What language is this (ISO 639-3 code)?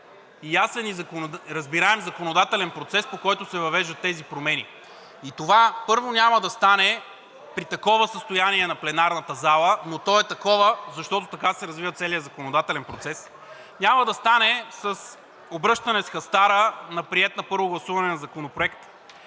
bul